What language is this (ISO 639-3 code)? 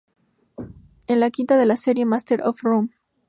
spa